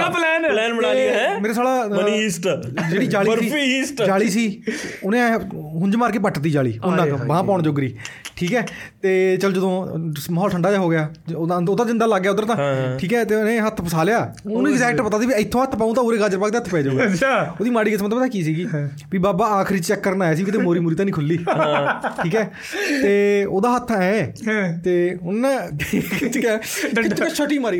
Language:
Punjabi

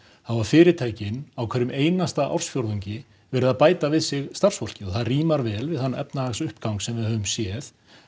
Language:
Icelandic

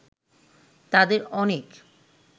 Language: Bangla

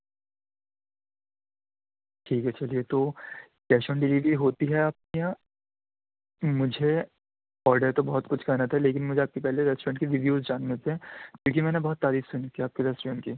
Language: Urdu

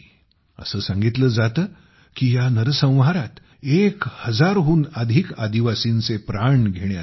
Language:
Marathi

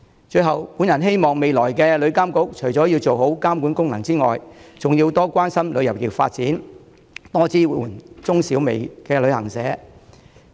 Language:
Cantonese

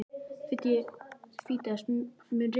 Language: Icelandic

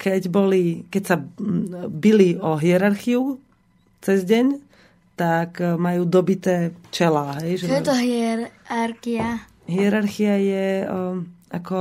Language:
Slovak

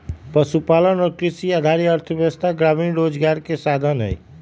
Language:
Magahi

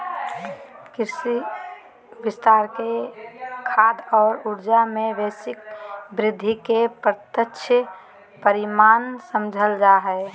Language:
Magahi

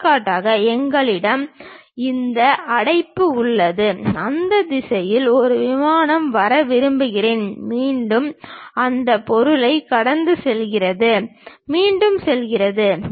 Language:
Tamil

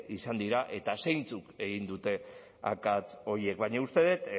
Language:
Basque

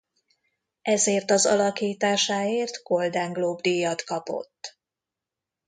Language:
Hungarian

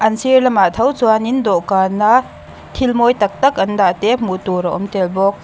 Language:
Mizo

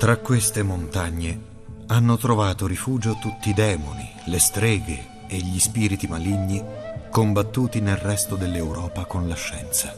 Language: Italian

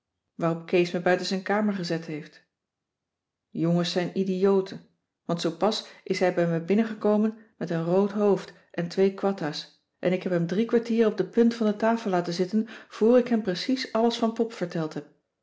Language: Dutch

